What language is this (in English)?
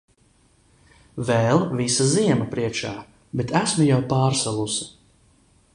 Latvian